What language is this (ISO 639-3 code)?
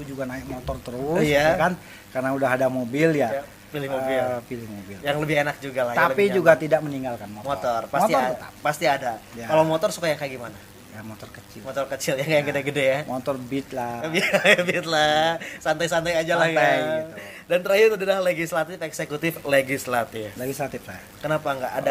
ind